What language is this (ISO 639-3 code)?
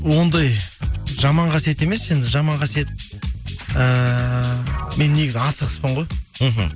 kaz